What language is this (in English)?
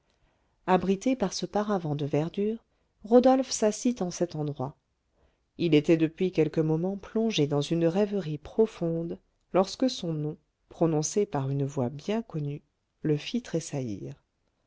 French